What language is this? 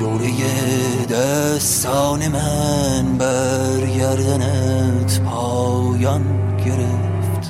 Persian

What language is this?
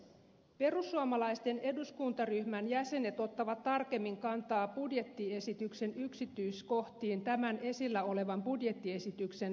Finnish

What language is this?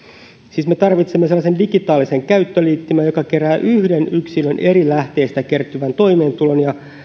Finnish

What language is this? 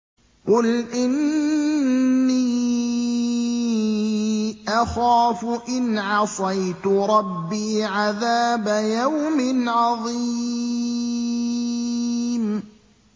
Arabic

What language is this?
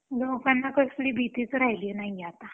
Marathi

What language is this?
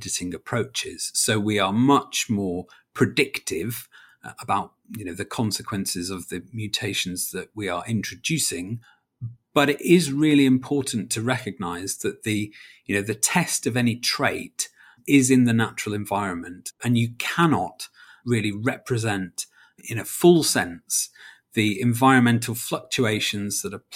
English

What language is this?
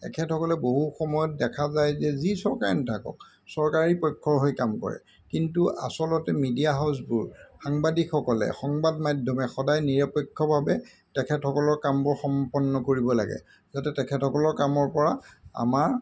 Assamese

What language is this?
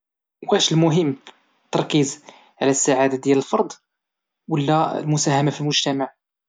Moroccan Arabic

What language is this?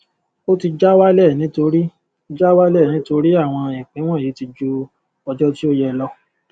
Yoruba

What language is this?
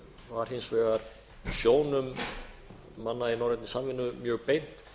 Icelandic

